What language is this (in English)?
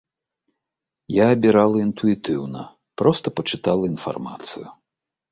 Belarusian